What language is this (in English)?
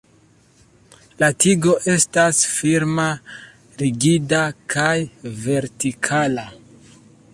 Esperanto